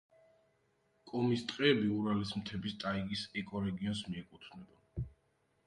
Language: Georgian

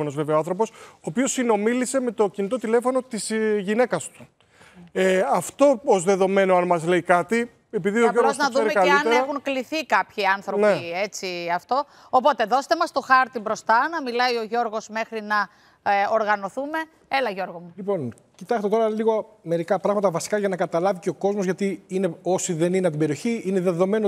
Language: Greek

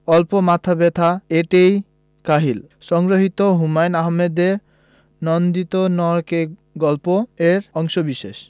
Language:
Bangla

